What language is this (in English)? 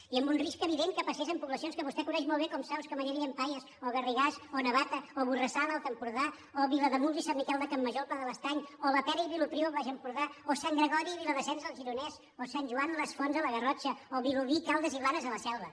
Catalan